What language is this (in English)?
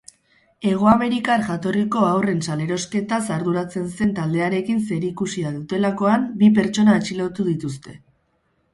Basque